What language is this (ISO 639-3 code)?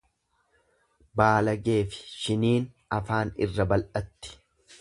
orm